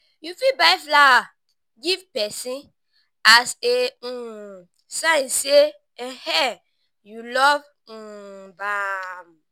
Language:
Nigerian Pidgin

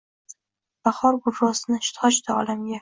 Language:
Uzbek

